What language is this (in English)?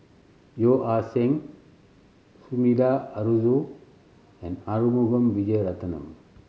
English